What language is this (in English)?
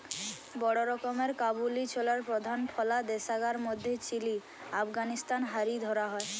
Bangla